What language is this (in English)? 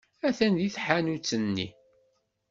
Kabyle